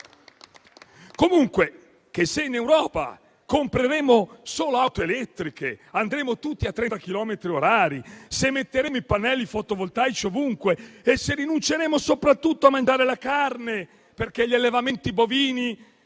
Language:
Italian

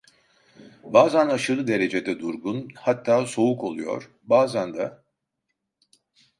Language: Turkish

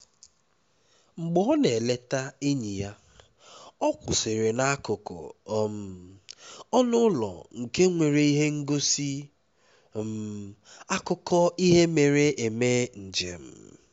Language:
Igbo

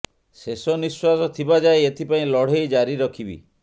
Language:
Odia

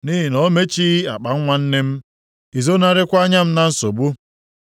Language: Igbo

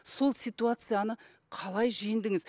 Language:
Kazakh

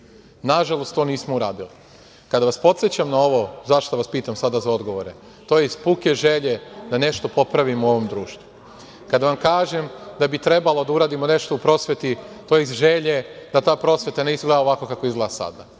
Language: Serbian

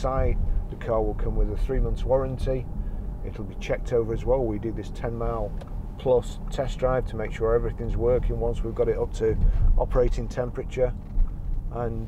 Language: English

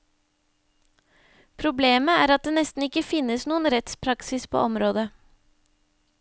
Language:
Norwegian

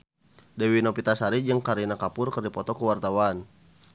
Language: Sundanese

